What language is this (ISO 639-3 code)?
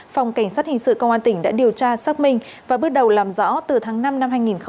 vie